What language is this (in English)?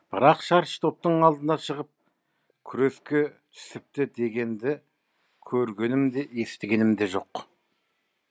Kazakh